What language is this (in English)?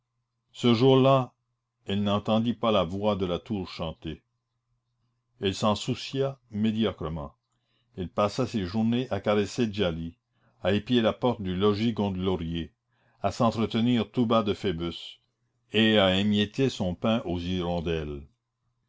French